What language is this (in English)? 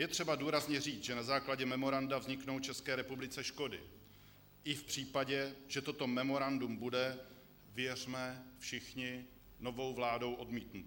Czech